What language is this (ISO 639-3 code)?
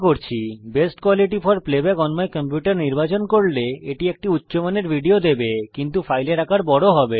ben